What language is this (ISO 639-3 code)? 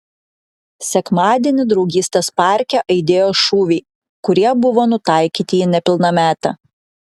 lit